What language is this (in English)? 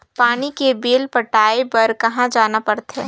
Chhattisgarhi